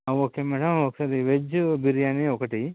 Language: Telugu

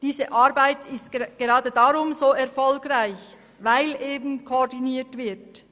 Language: Swiss German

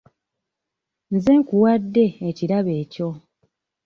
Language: Ganda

